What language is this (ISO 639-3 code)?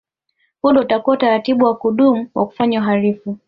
swa